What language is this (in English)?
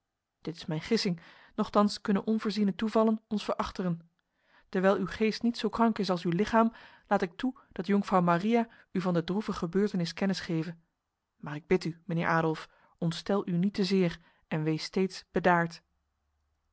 Dutch